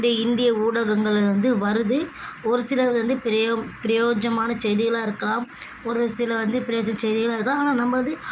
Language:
Tamil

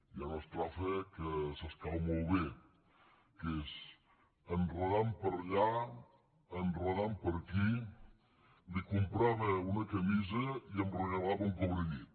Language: Catalan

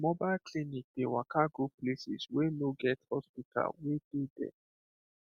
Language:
Nigerian Pidgin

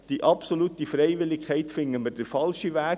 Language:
Swiss German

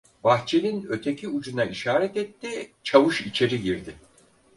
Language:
Turkish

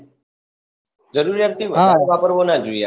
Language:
Gujarati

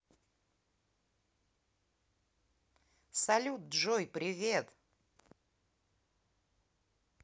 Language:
Russian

